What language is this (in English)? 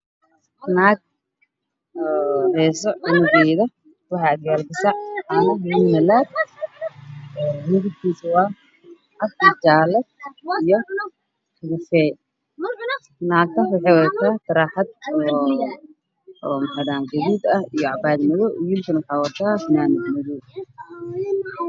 Somali